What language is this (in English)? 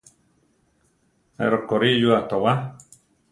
Central Tarahumara